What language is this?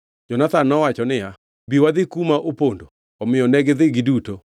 Luo (Kenya and Tanzania)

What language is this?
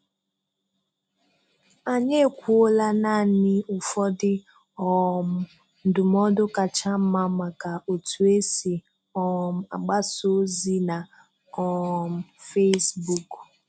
Igbo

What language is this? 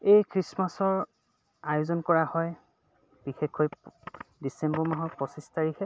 Assamese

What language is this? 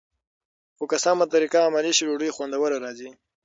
Pashto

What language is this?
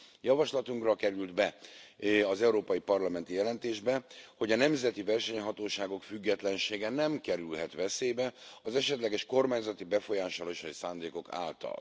Hungarian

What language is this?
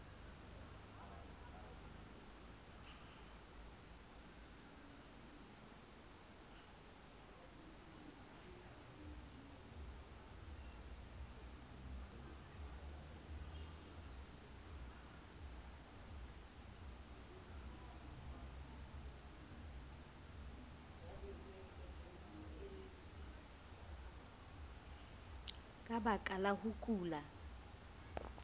Southern Sotho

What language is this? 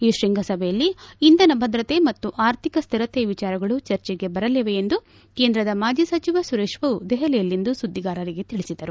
Kannada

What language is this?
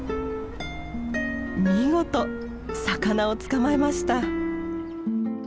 Japanese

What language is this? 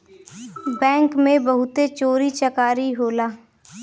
Bhojpuri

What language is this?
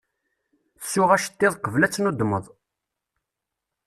Kabyle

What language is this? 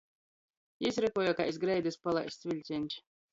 Latgalian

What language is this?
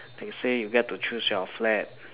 English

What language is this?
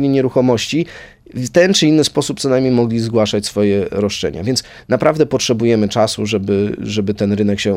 Polish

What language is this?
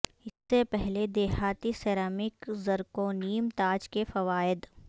Urdu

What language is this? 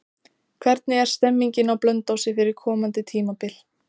Icelandic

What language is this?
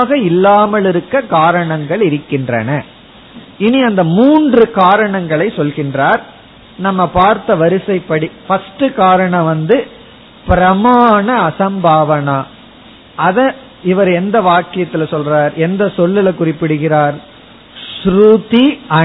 Tamil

